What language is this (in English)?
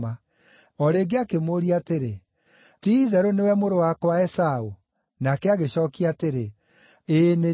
Kikuyu